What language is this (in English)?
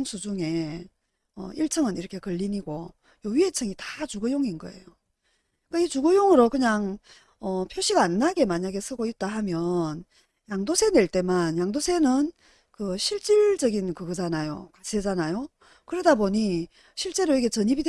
Korean